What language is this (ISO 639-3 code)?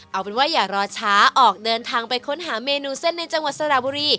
tha